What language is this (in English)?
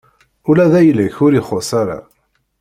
Kabyle